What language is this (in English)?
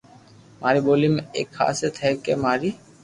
Loarki